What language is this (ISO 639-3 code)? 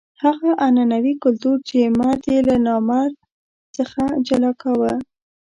pus